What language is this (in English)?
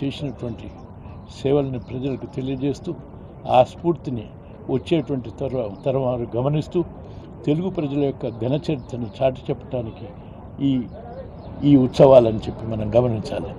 Telugu